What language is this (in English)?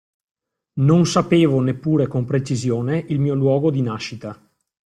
Italian